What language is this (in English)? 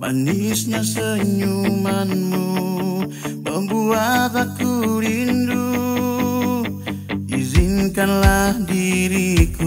Thai